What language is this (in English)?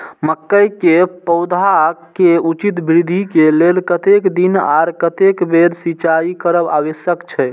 Maithili